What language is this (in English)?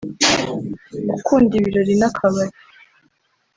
Kinyarwanda